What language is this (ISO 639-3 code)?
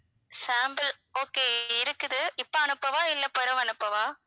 tam